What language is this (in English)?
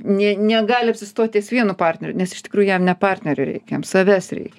Lithuanian